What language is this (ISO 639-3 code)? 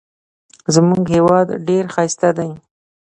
pus